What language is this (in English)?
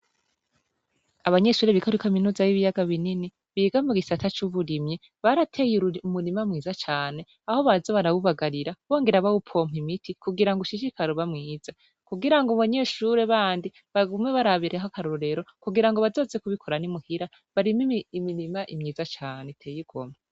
Rundi